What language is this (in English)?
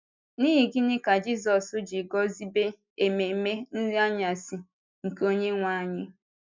Igbo